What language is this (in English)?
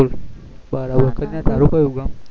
Gujarati